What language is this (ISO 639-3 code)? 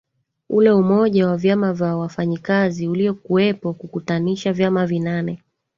swa